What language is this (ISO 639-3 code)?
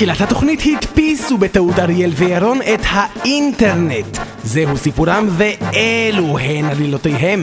heb